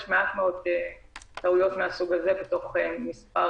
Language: Hebrew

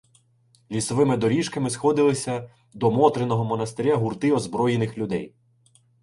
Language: Ukrainian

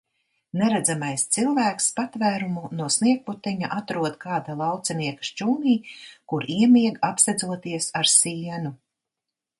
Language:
Latvian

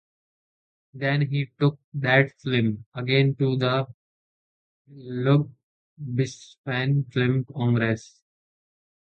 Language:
English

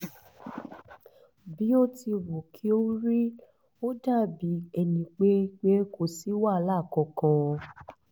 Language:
Yoruba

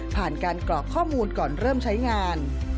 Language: Thai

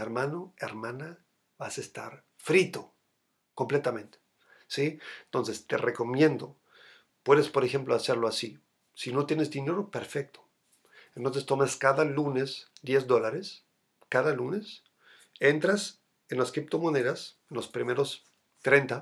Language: Spanish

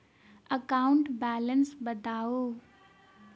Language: Maithili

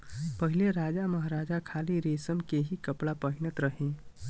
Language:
Bhojpuri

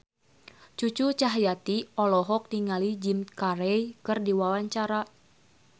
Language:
Sundanese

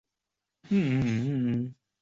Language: Chinese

